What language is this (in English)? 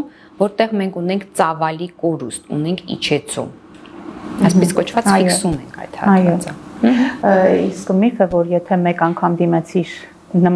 Romanian